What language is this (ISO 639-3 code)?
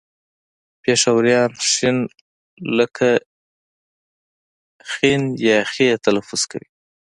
pus